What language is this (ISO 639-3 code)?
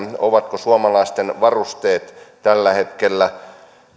fin